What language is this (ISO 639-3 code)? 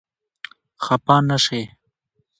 pus